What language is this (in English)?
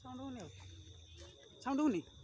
Odia